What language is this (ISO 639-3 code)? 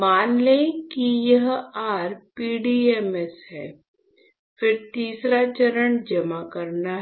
hin